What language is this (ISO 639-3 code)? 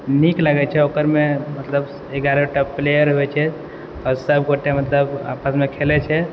mai